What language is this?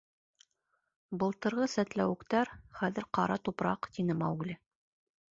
Bashkir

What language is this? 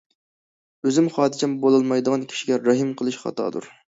Uyghur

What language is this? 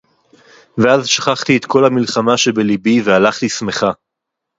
Hebrew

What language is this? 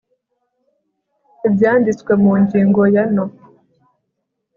Kinyarwanda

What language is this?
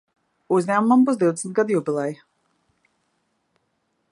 Latvian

